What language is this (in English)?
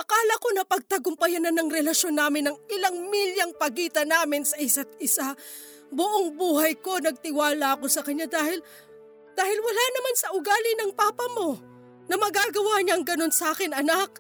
Filipino